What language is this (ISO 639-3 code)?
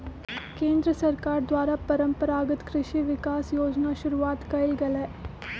mag